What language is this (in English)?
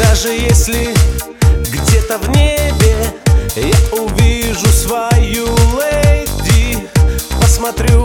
Russian